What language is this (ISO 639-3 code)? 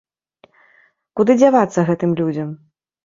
bel